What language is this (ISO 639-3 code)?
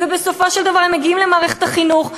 heb